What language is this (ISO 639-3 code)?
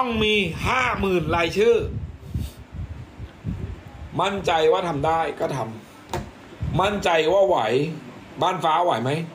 tha